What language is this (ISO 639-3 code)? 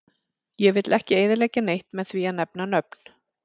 isl